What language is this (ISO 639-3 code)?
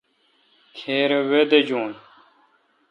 xka